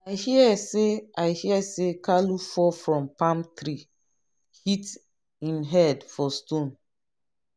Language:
Nigerian Pidgin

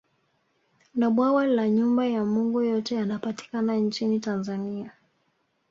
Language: Swahili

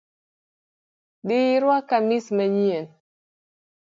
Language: Luo (Kenya and Tanzania)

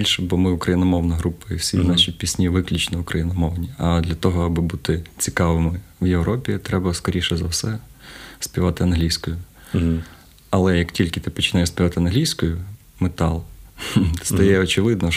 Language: Ukrainian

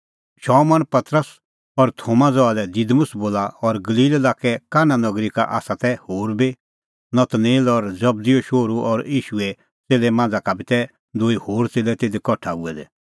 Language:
Kullu Pahari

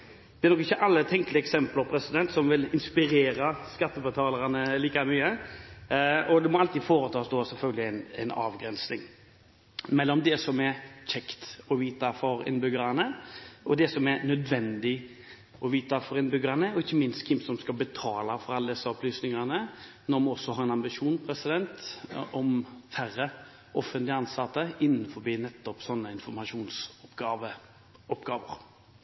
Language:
Norwegian Bokmål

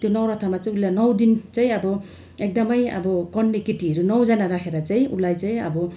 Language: Nepali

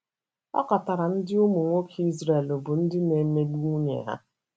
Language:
Igbo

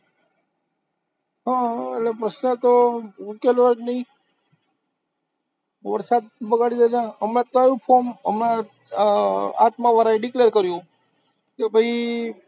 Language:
Gujarati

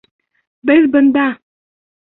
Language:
Bashkir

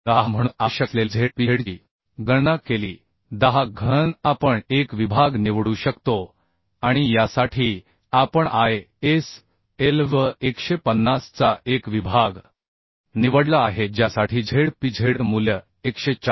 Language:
Marathi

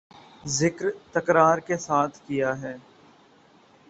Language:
Urdu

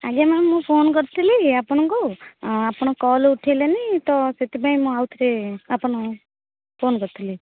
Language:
Odia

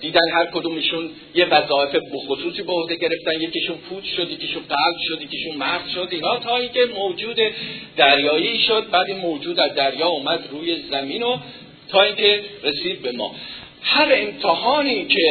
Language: Persian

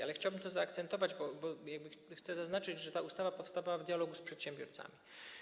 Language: Polish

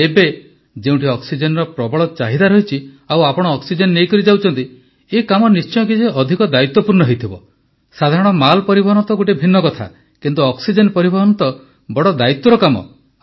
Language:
Odia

